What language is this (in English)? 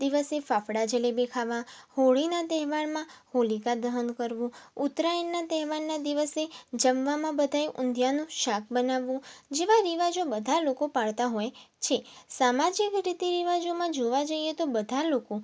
Gujarati